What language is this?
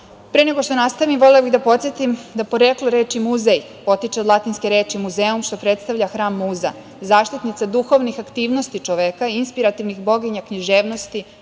Serbian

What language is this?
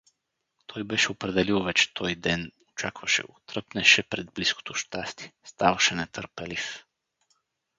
Bulgarian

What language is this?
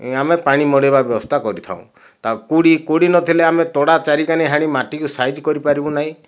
Odia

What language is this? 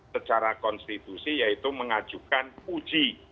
Indonesian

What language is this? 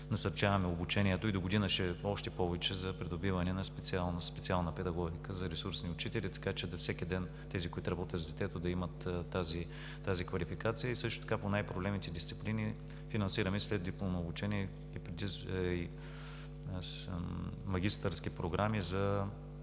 Bulgarian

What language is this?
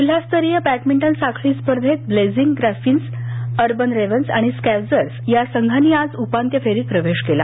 Marathi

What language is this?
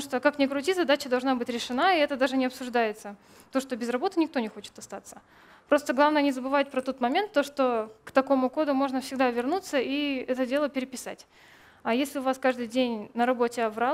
Russian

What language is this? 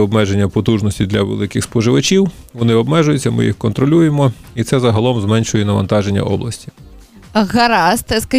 Ukrainian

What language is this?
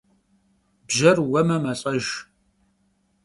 Kabardian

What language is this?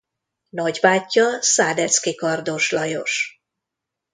Hungarian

